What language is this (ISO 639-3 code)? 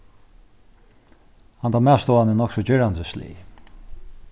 fao